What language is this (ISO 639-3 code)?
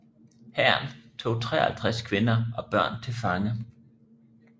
dan